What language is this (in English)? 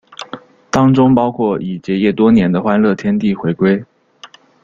Chinese